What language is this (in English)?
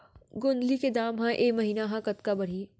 Chhattisgarhi